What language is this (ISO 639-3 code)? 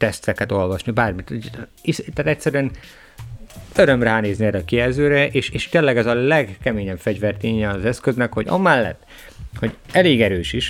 hun